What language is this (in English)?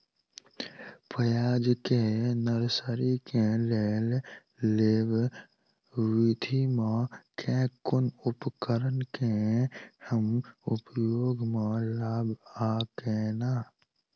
Maithili